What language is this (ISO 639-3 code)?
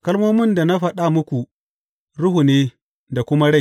hau